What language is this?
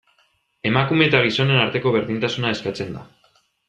Basque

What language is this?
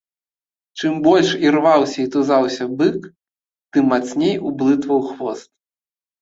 Belarusian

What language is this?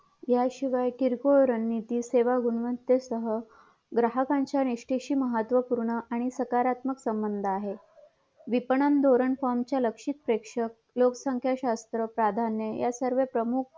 Marathi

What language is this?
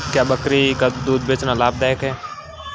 Hindi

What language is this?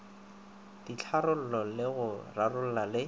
Northern Sotho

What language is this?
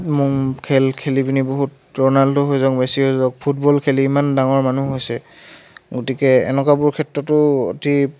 Assamese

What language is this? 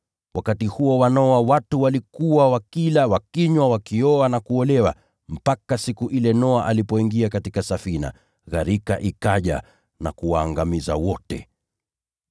Swahili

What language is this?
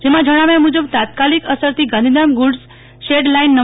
Gujarati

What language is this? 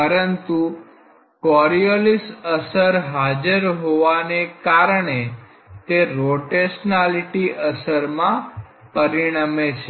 Gujarati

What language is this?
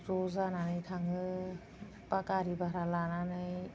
Bodo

